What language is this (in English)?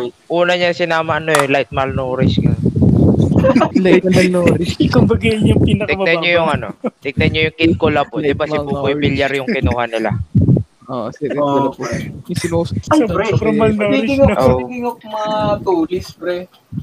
Filipino